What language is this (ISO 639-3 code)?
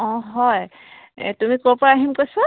asm